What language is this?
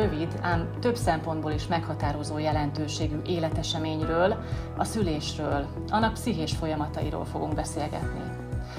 Hungarian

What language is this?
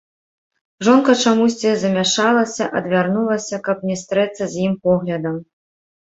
Belarusian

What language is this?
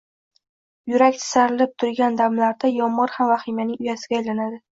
Uzbek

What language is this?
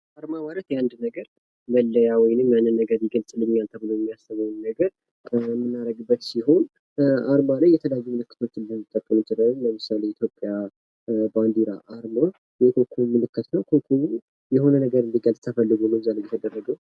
Amharic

